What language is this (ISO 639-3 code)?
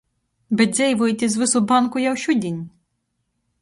ltg